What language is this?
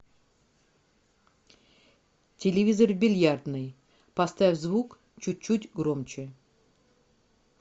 Russian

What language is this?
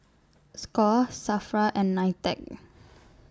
English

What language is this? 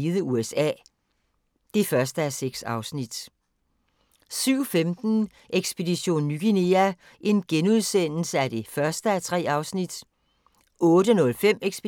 Danish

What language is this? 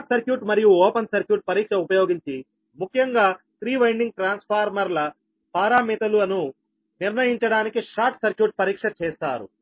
Telugu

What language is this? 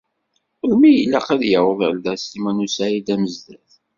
Kabyle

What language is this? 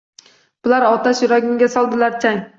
Uzbek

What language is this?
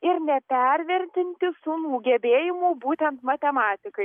Lithuanian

